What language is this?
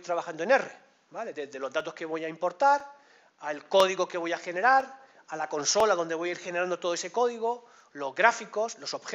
Spanish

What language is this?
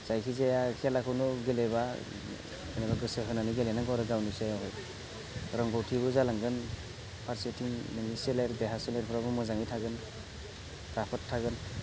Bodo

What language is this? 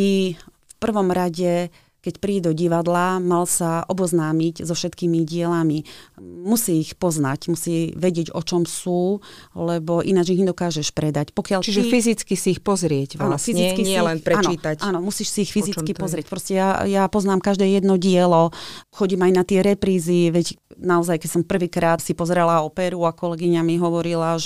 Slovak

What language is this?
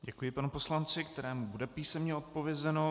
Czech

